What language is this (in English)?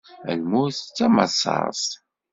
Kabyle